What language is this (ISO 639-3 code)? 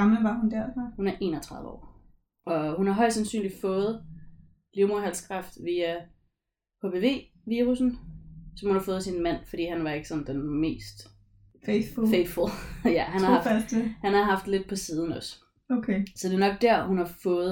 dan